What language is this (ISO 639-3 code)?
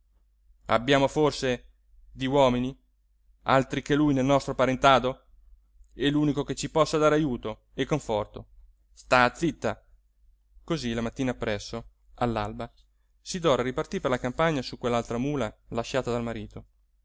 ita